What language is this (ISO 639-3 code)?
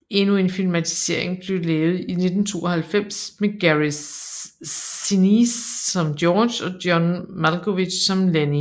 dan